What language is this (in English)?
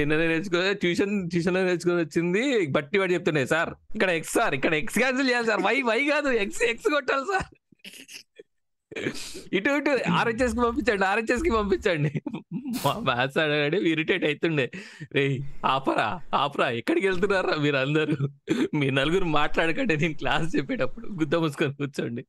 Telugu